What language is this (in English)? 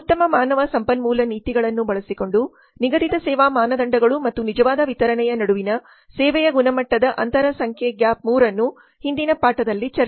Kannada